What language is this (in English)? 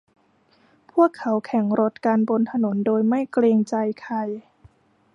Thai